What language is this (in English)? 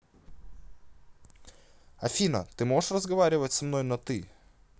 Russian